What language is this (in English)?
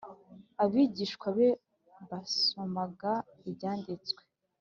Kinyarwanda